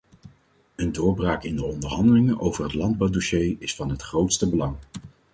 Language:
Dutch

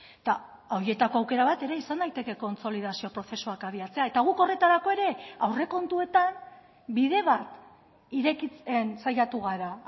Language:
Basque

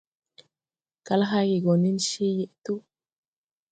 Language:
Tupuri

